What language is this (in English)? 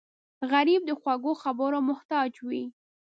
Pashto